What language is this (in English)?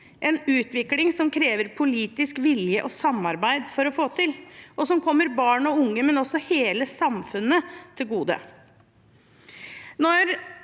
Norwegian